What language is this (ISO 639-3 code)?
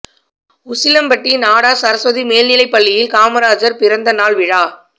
tam